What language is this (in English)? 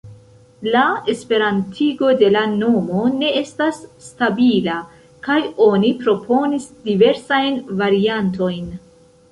Esperanto